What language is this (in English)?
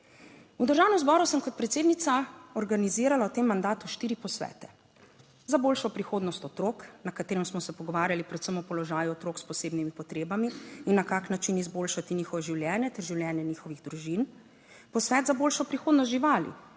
Slovenian